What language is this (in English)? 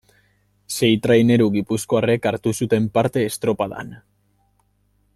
Basque